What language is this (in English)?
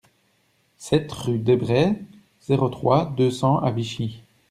French